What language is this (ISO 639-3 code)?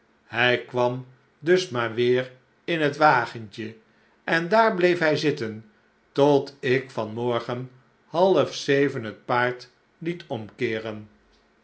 nld